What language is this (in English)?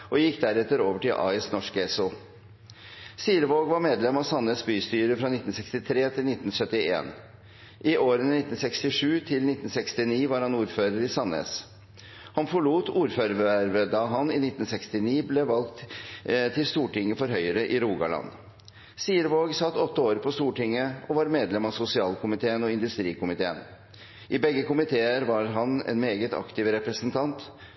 Norwegian Bokmål